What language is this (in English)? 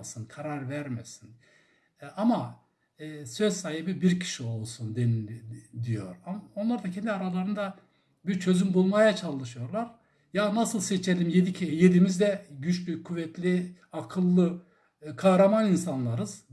Turkish